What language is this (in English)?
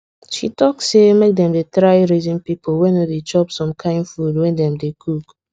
Nigerian Pidgin